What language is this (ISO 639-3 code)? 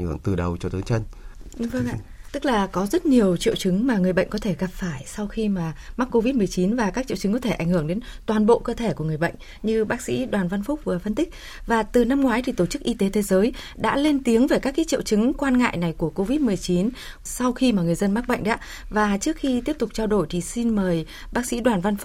vie